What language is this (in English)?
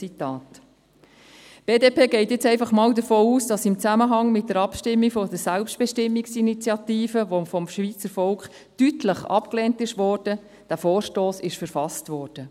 Swiss German